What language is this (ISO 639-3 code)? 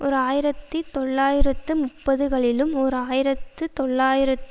tam